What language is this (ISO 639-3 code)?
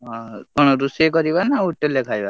ori